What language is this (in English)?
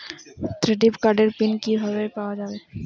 Bangla